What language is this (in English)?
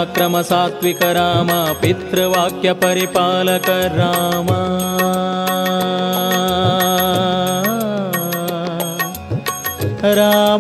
Kannada